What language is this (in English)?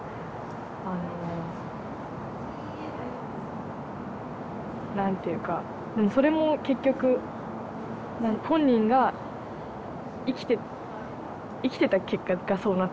Japanese